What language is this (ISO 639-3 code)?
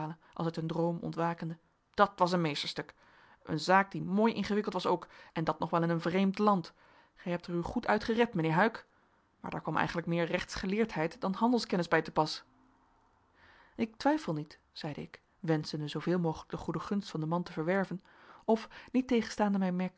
nld